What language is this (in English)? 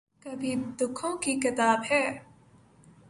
Urdu